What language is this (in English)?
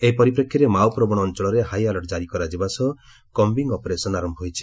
Odia